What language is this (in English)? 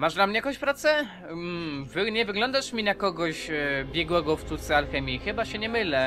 Polish